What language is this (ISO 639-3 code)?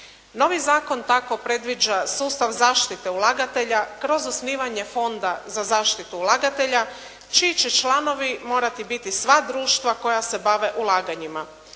hrv